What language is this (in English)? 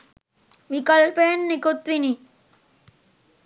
Sinhala